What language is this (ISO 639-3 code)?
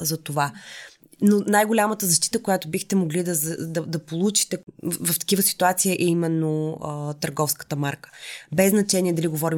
bul